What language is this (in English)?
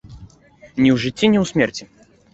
Belarusian